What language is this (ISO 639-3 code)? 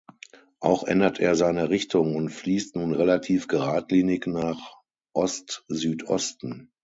deu